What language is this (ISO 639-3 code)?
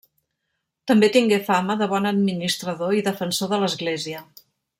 cat